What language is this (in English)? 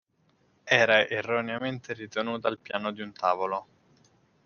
Italian